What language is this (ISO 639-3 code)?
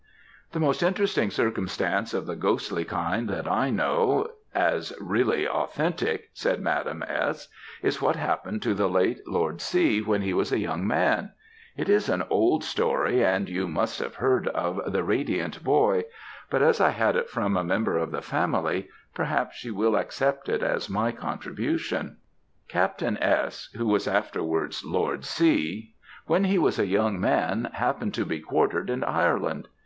eng